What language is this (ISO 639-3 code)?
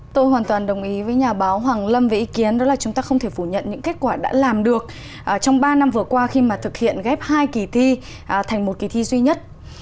vie